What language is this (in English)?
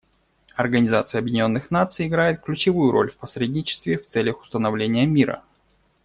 Russian